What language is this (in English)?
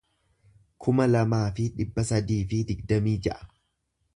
Oromo